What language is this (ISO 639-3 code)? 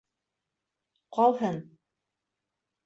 bak